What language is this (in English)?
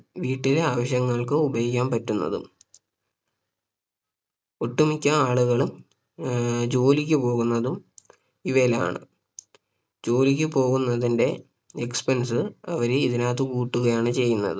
Malayalam